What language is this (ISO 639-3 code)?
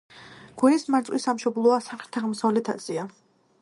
kat